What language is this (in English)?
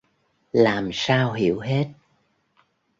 Vietnamese